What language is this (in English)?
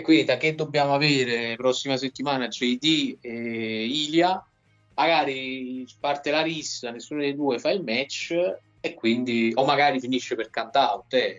Italian